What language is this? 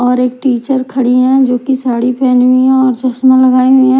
Hindi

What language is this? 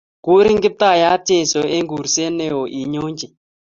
Kalenjin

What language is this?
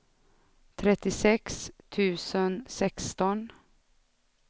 Swedish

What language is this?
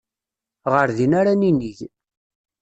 Kabyle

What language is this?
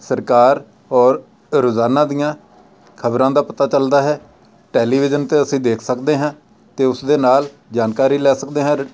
Punjabi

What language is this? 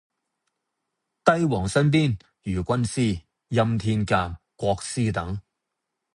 Cantonese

